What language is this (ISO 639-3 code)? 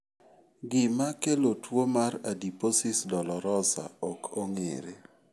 luo